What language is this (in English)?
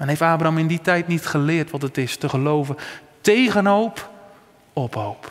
Dutch